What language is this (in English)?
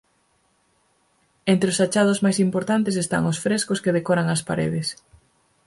Galician